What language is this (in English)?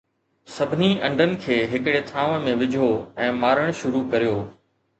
Sindhi